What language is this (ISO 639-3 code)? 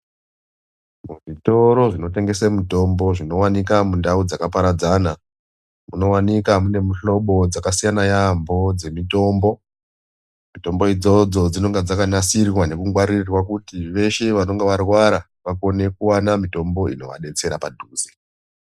ndc